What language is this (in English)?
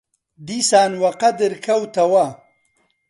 Central Kurdish